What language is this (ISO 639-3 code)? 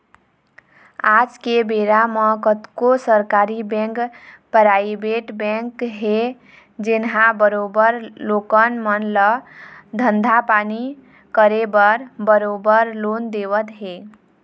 hne